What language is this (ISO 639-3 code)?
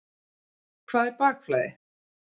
isl